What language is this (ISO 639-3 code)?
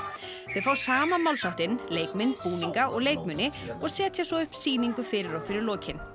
isl